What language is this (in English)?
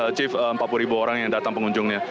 Indonesian